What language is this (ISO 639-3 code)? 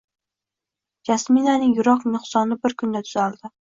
uzb